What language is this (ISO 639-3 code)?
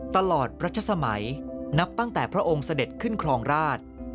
tha